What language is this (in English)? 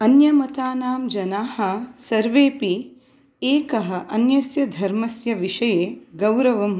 Sanskrit